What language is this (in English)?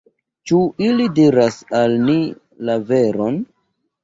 Esperanto